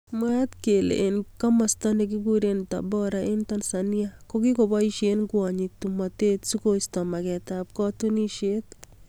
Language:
Kalenjin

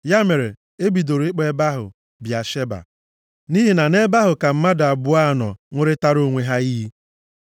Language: Igbo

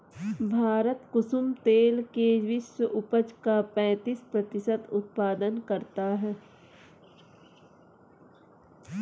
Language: Hindi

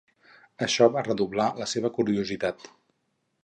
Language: Catalan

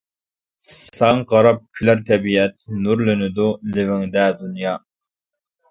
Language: Uyghur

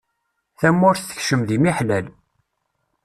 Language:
Kabyle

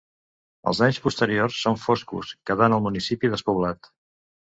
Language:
Catalan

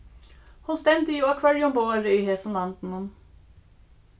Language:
Faroese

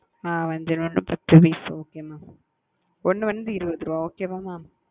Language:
Tamil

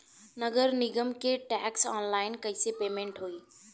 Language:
Bhojpuri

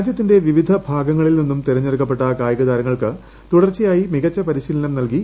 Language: Malayalam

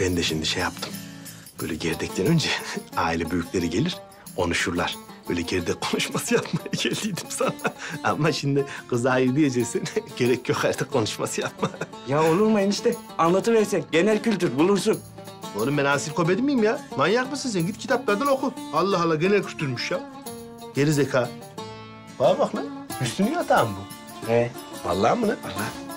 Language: Turkish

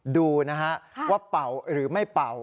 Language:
Thai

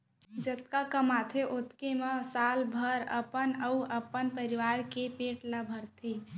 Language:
Chhattisgarhi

